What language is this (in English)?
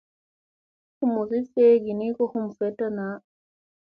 Musey